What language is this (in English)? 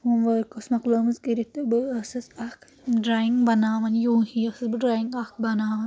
Kashmiri